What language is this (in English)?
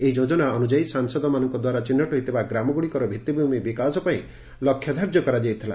Odia